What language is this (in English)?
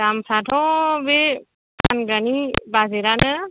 Bodo